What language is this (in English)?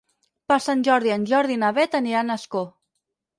Catalan